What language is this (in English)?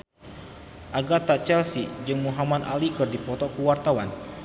Sundanese